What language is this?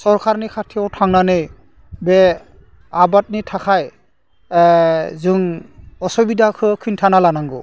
Bodo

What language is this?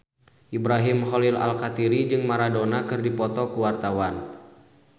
Sundanese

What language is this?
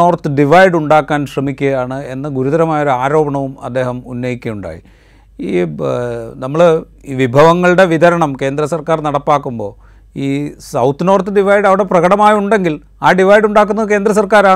Malayalam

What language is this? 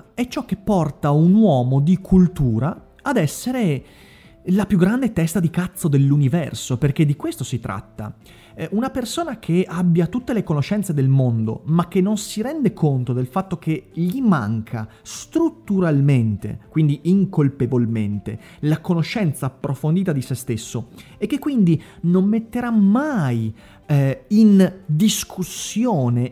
Italian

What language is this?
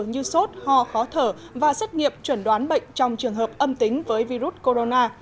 Vietnamese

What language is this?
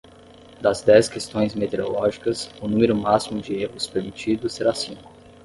Portuguese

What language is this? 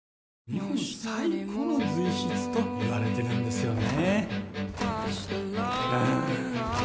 Japanese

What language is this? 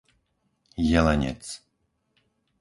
Slovak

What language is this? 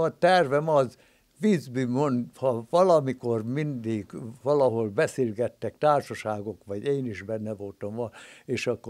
Hungarian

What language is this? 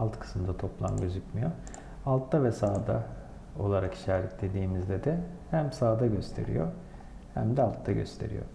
Turkish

